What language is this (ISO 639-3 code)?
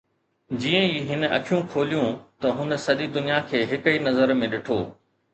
snd